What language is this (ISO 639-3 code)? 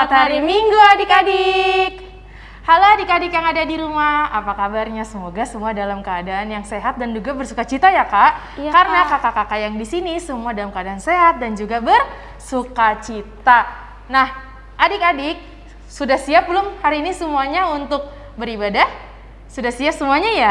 ind